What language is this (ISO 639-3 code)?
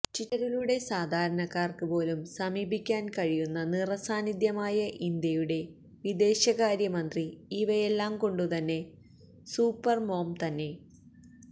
mal